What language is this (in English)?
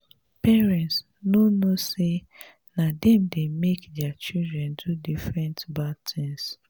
Nigerian Pidgin